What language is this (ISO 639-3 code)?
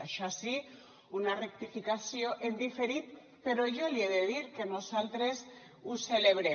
cat